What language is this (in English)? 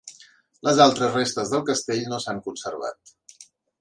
Catalan